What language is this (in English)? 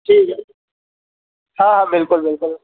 Sindhi